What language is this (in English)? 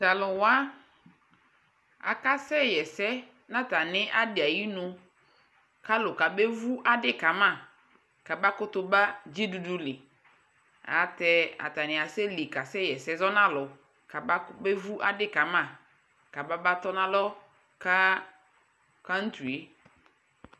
Ikposo